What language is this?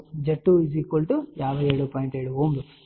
Telugu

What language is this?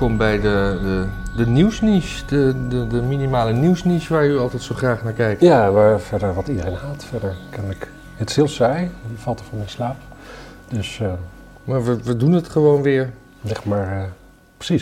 Dutch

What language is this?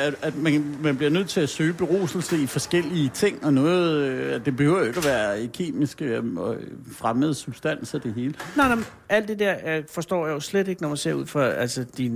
Danish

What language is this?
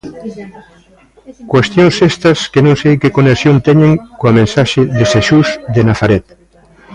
Galician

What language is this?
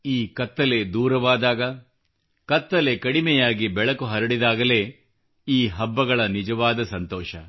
Kannada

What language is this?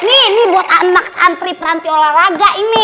Indonesian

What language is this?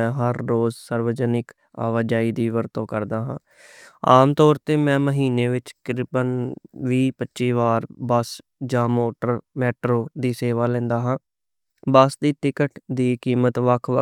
Western Panjabi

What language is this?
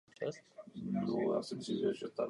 Czech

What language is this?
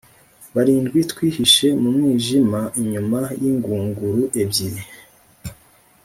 Kinyarwanda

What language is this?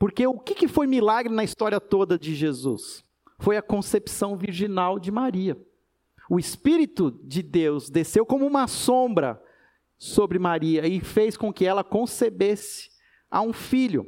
Portuguese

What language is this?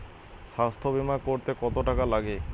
Bangla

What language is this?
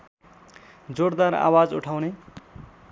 Nepali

